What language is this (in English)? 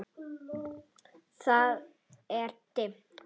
Icelandic